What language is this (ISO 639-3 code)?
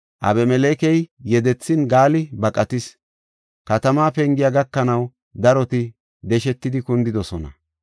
gof